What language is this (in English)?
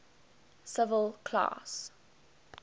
English